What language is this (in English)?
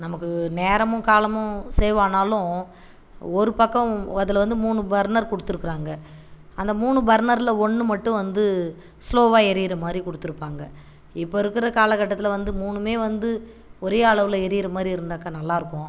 Tamil